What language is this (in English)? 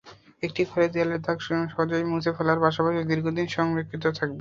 Bangla